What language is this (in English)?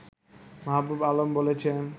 Bangla